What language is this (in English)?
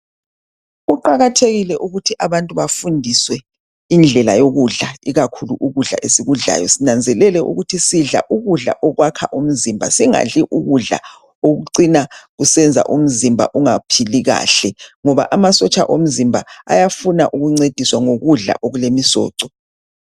North Ndebele